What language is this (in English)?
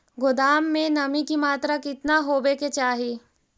Magahi